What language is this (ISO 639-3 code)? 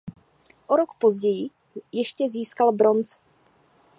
ces